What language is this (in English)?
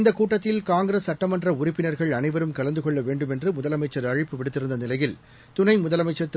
Tamil